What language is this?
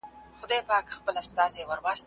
Pashto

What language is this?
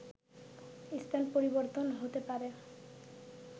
Bangla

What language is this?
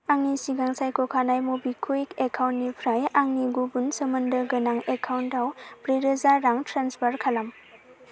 Bodo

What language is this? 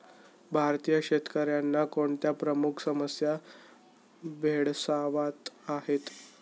Marathi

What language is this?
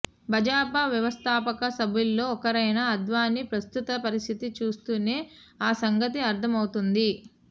Telugu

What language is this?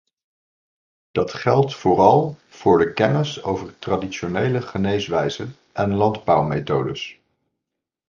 Dutch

